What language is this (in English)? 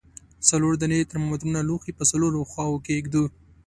Pashto